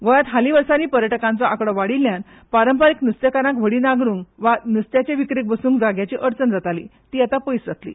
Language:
Konkani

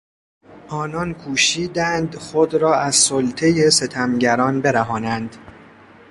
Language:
Persian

